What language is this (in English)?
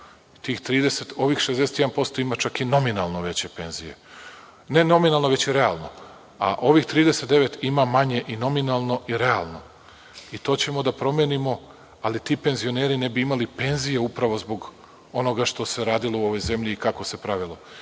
Serbian